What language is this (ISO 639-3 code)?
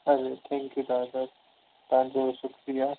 snd